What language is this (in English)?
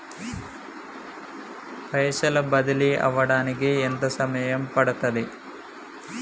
Telugu